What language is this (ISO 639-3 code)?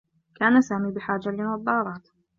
ara